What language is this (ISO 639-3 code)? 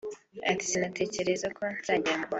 kin